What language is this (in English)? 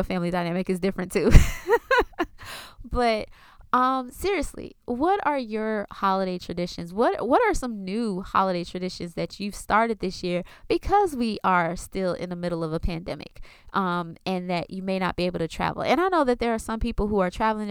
English